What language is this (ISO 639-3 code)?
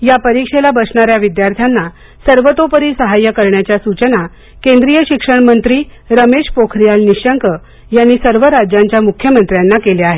mar